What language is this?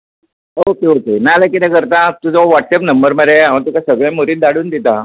Konkani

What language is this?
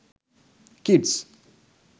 Sinhala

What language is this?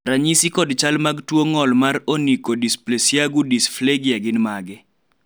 Luo (Kenya and Tanzania)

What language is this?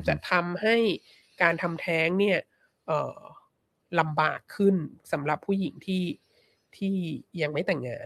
Thai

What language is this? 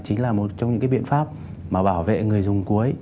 Vietnamese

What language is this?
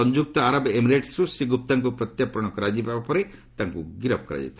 Odia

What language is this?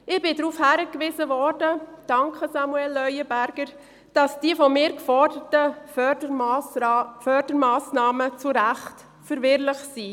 Swiss German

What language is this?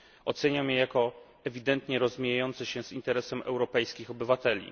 Polish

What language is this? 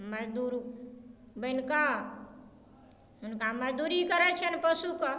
Maithili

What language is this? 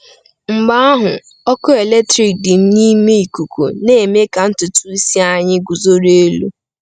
Igbo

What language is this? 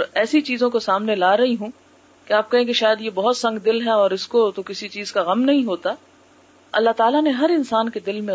Urdu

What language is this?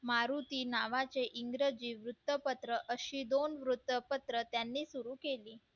Marathi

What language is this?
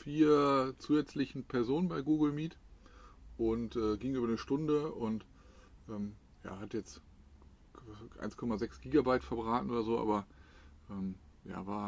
German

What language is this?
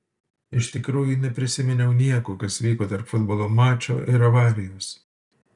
Lithuanian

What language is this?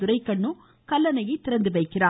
Tamil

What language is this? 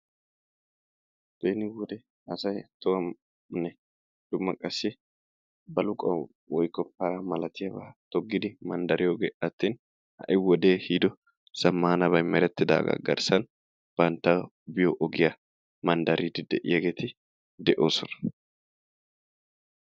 Wolaytta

